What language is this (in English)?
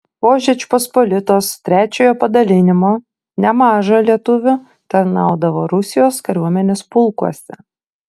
Lithuanian